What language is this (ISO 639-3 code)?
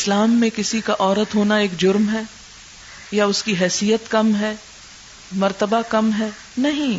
urd